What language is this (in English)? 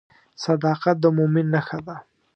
Pashto